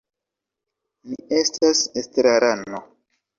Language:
Esperanto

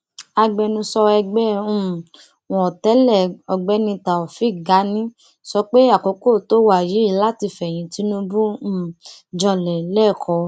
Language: Yoruba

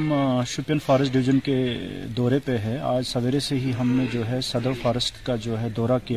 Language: Urdu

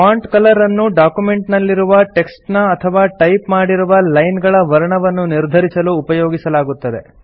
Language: Kannada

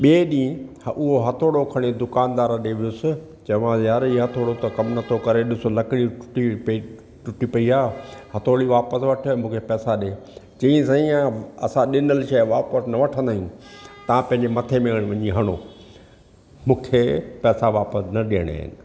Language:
Sindhi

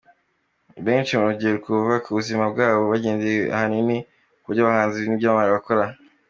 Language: Kinyarwanda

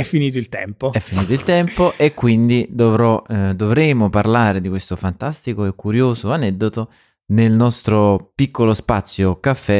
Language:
Italian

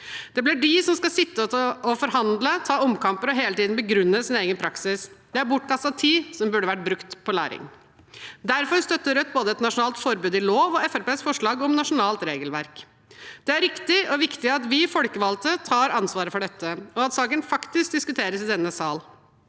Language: Norwegian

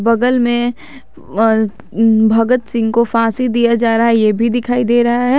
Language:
Hindi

